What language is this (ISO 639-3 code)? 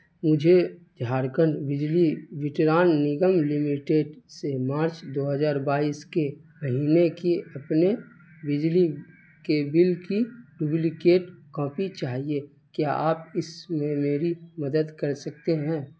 urd